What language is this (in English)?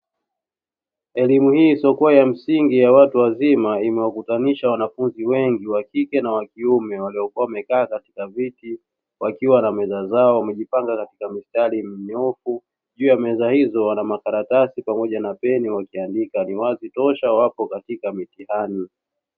Swahili